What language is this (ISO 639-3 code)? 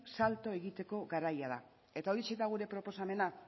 eus